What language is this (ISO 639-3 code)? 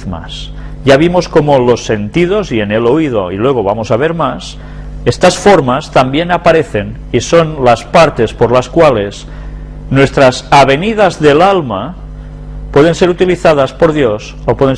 spa